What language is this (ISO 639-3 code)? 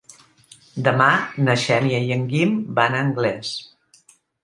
cat